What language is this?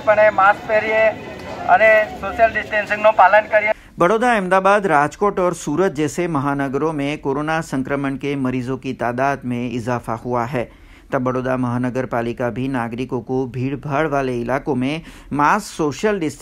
Hindi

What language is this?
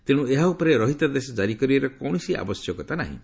Odia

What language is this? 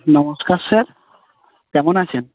Bangla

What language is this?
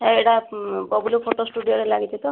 Odia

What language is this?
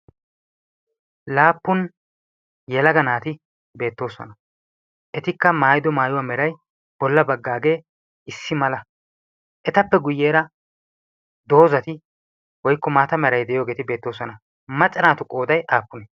Wolaytta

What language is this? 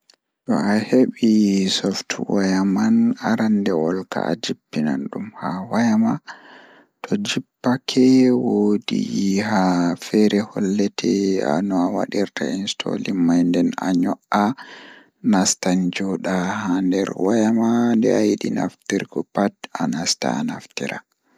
Fula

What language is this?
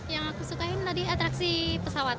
Indonesian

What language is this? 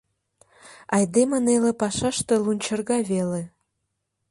Mari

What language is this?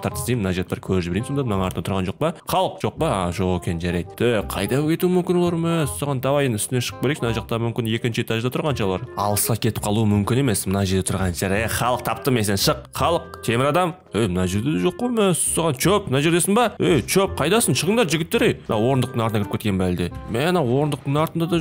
Turkish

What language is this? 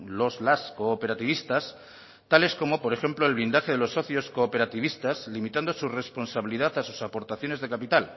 Spanish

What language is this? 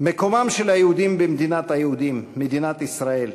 Hebrew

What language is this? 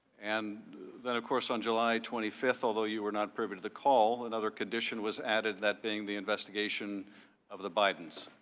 English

